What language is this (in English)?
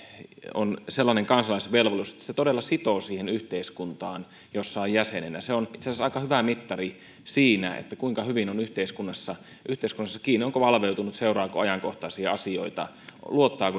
Finnish